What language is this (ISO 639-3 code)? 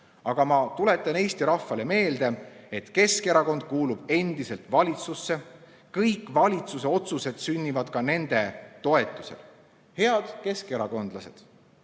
est